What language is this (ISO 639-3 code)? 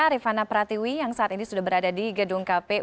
ind